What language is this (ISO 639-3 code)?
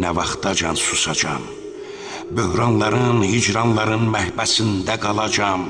tur